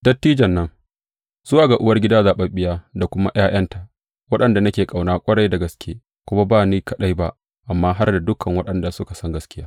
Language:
Hausa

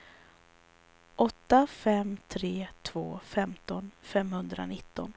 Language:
Swedish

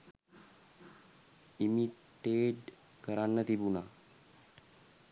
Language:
Sinhala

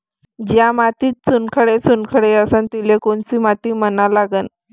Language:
Marathi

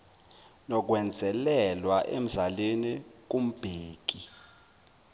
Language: Zulu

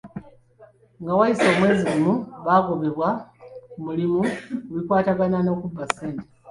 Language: Ganda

